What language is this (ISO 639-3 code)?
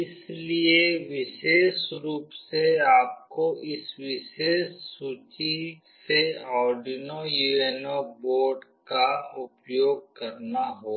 hin